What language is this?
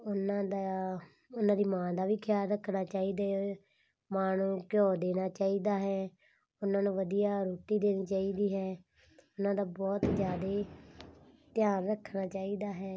Punjabi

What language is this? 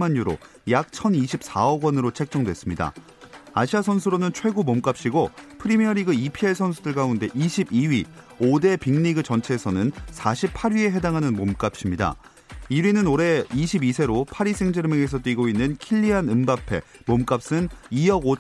Korean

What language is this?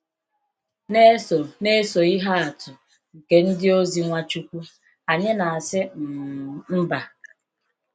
Igbo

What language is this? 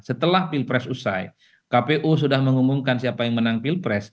Indonesian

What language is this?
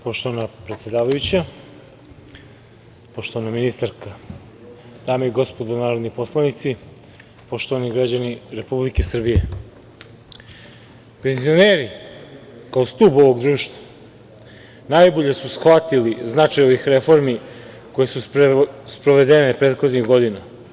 Serbian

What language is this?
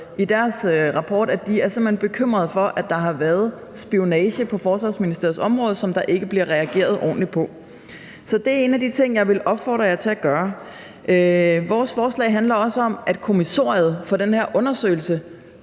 Danish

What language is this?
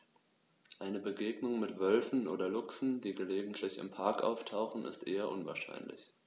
German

